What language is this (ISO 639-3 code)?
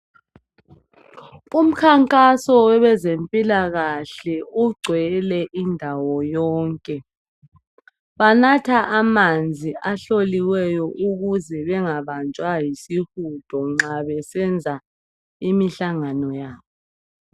nde